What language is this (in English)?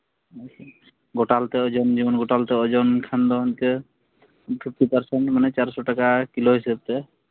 Santali